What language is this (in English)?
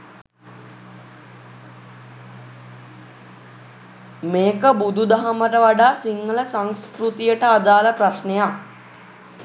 Sinhala